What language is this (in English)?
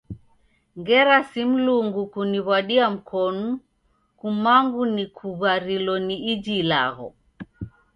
Taita